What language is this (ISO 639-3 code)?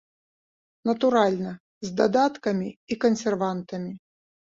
bel